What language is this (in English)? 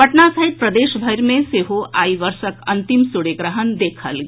Maithili